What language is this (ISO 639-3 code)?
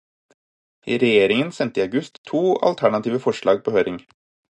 nob